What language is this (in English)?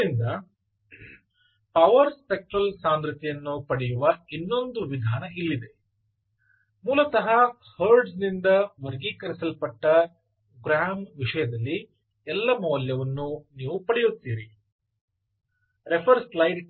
Kannada